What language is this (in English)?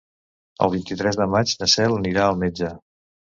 Catalan